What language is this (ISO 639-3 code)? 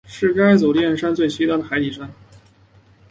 zho